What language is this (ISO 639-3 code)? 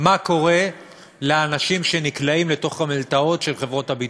heb